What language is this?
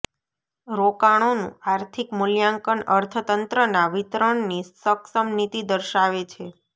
Gujarati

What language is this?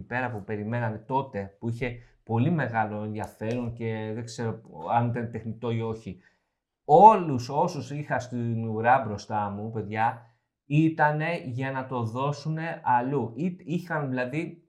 Greek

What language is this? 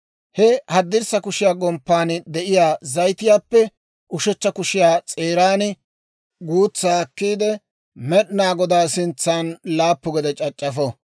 Dawro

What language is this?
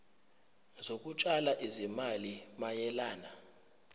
Zulu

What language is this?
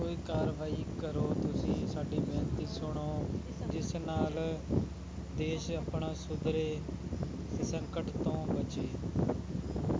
Punjabi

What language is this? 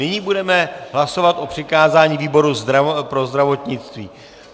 Czech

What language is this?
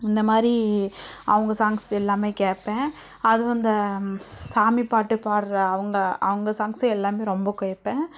Tamil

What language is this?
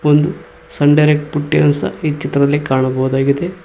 Kannada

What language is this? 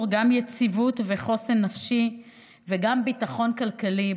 Hebrew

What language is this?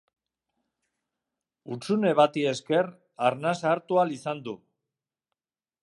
Basque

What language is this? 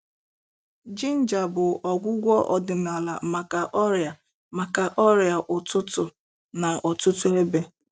Igbo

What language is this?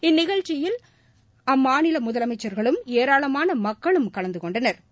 Tamil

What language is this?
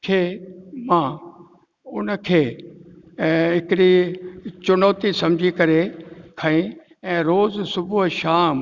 Sindhi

